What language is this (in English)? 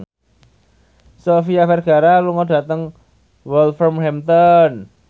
Javanese